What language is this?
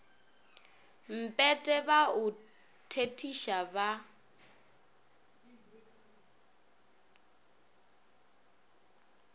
Northern Sotho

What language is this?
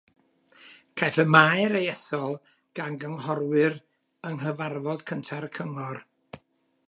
Welsh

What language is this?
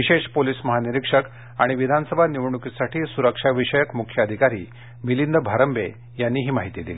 Marathi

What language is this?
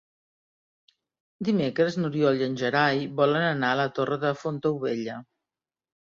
Catalan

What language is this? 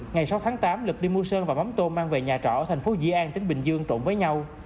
Vietnamese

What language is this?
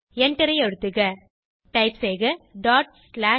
Tamil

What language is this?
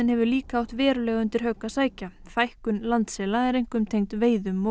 Icelandic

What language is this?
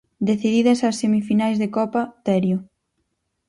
Galician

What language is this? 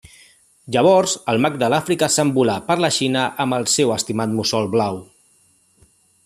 Catalan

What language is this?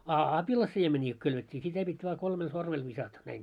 Finnish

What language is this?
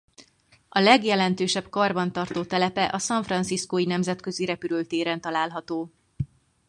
Hungarian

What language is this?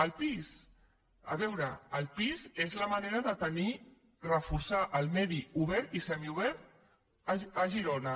Catalan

